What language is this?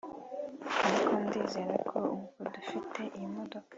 Kinyarwanda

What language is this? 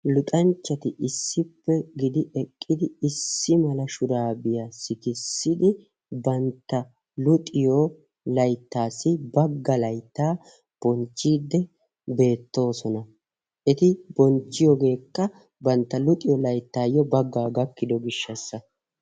Wolaytta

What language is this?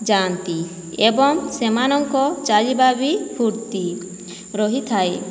Odia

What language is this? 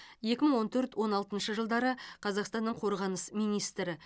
Kazakh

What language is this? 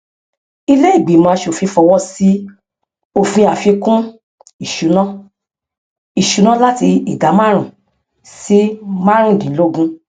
Yoruba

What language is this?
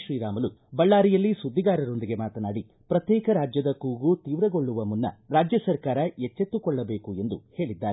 Kannada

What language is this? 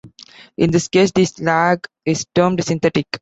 English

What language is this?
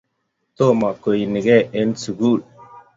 Kalenjin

